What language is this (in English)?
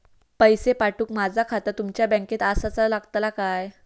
Marathi